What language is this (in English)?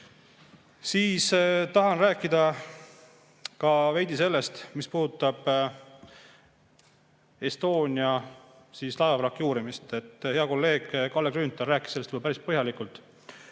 Estonian